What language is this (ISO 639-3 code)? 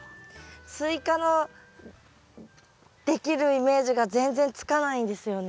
jpn